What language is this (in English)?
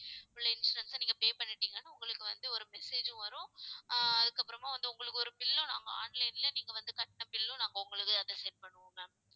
Tamil